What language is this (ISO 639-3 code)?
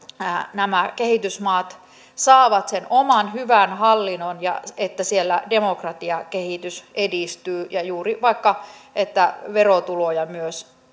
fin